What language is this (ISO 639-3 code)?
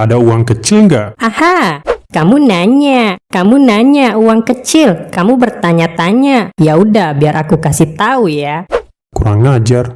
ind